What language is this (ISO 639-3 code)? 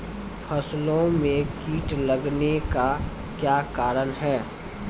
mai